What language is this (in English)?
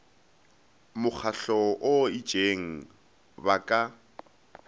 Northern Sotho